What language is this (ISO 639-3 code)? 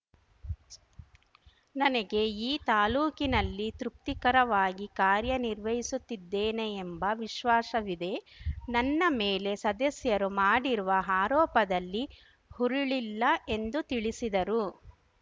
kan